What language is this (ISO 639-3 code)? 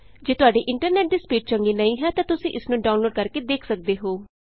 pan